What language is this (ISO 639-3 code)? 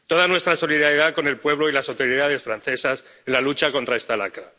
spa